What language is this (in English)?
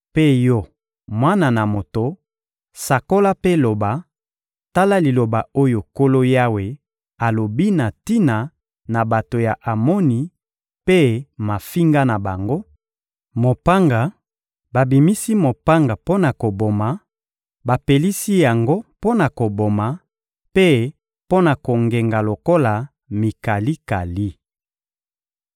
Lingala